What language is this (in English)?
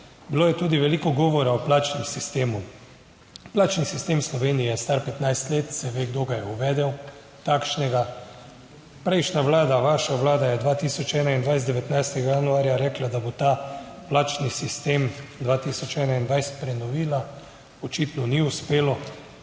Slovenian